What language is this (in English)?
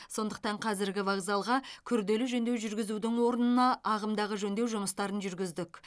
Kazakh